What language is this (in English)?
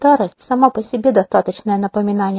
Russian